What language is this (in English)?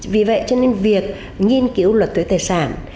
Vietnamese